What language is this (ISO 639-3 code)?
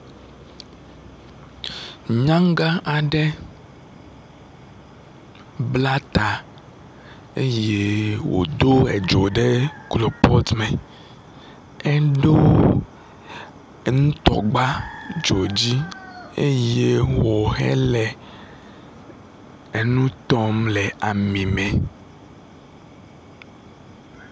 ewe